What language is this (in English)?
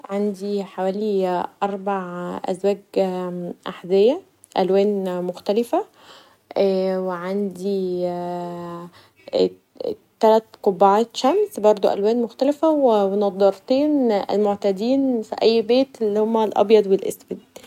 Egyptian Arabic